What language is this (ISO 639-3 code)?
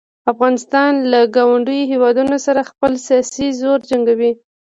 pus